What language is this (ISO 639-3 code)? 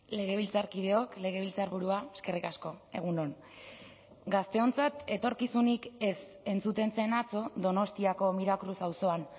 eus